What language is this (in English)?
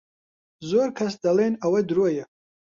Central Kurdish